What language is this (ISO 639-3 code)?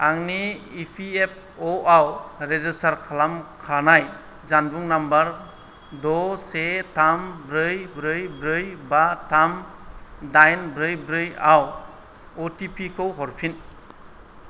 brx